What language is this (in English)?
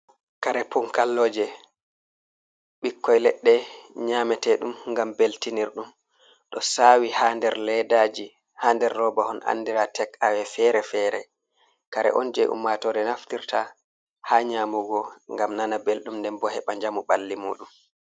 Fula